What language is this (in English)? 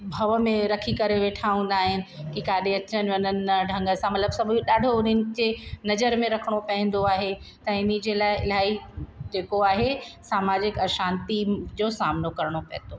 Sindhi